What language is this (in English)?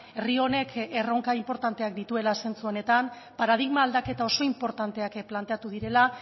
Basque